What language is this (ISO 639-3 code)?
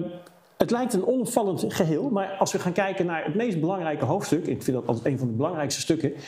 nld